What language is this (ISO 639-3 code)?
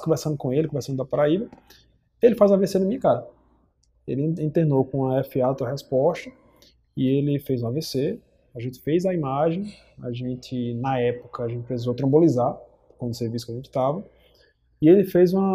por